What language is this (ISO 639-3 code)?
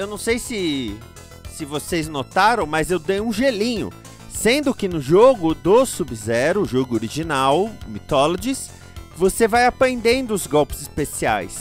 por